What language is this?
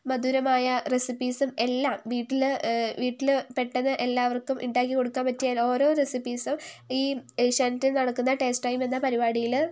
Malayalam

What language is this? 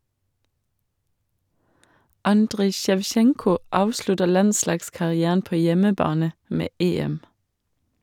Norwegian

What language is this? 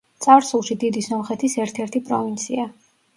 Georgian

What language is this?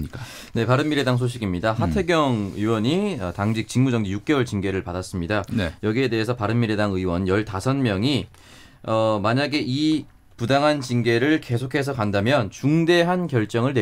Korean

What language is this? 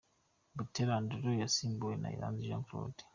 Kinyarwanda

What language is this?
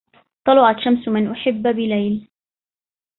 Arabic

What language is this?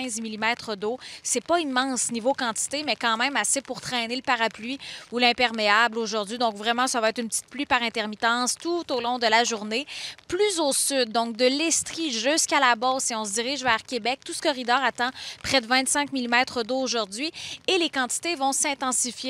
French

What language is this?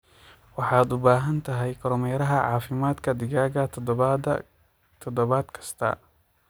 Somali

